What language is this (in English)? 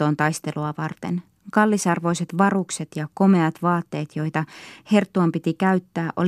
Finnish